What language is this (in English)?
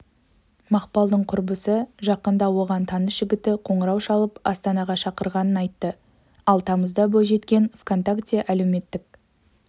Kazakh